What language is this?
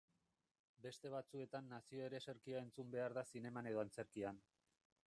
Basque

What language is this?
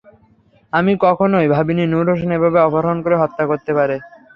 Bangla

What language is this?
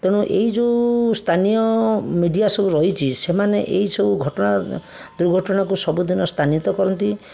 Odia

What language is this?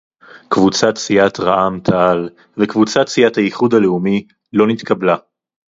Hebrew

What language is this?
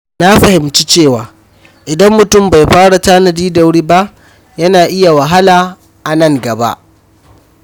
Hausa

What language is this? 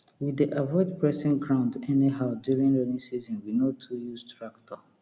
Nigerian Pidgin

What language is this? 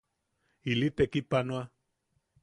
Yaqui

